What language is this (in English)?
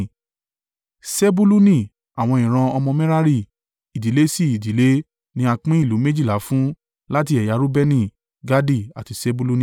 Yoruba